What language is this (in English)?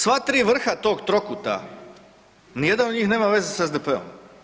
Croatian